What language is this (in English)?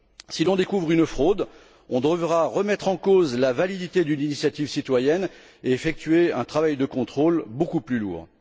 French